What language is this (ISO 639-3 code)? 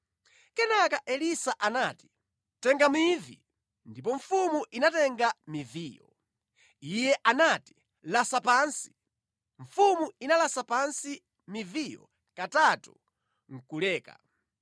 nya